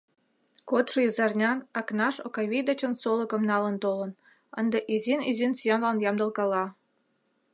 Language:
Mari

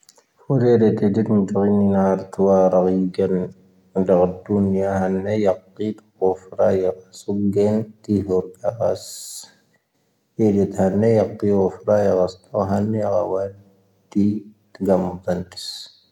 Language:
Tahaggart Tamahaq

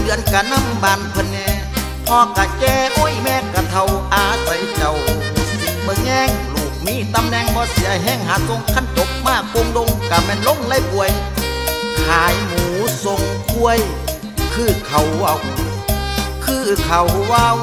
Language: Thai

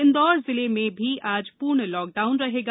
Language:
Hindi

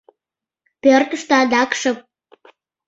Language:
Mari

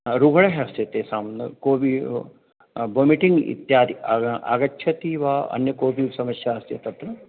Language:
Sanskrit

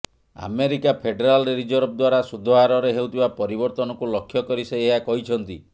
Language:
Odia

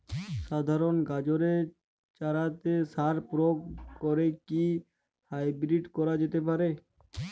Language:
Bangla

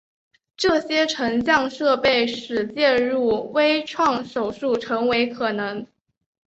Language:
Chinese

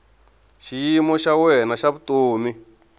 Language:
Tsonga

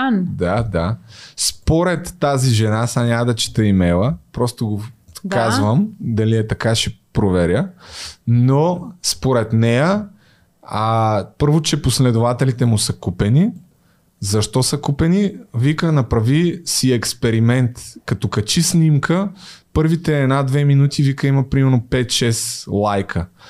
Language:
Bulgarian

